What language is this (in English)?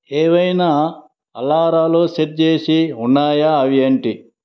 Telugu